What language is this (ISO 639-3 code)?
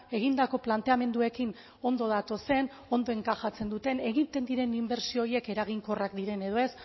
eus